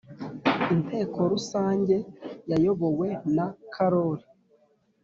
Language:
Kinyarwanda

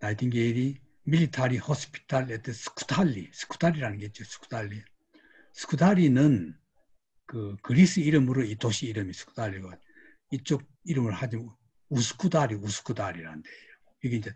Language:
Korean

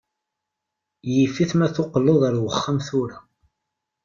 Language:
Kabyle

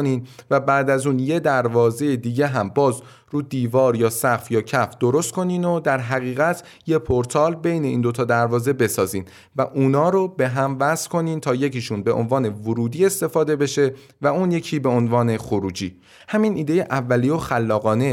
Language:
Persian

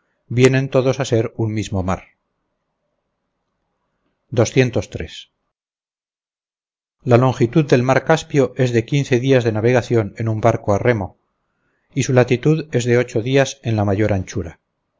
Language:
Spanish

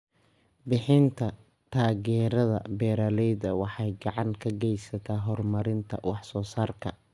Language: Somali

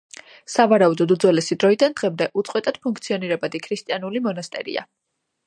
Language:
Georgian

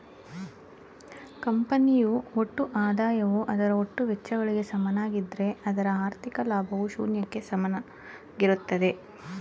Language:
Kannada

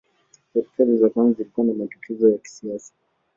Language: Swahili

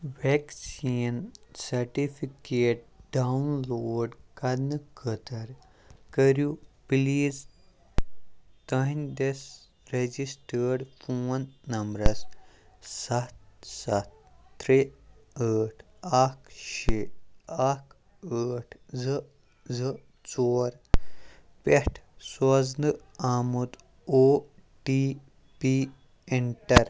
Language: Kashmiri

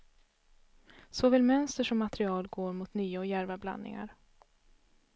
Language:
Swedish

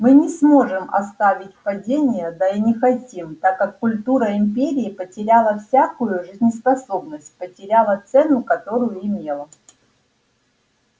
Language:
Russian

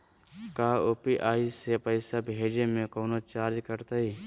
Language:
Magahi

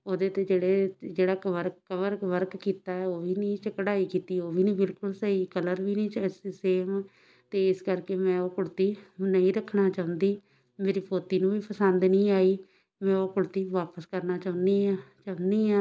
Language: Punjabi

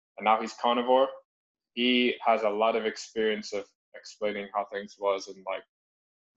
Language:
English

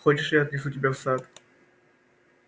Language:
Russian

